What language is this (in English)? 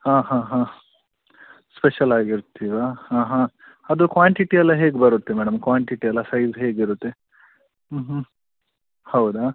Kannada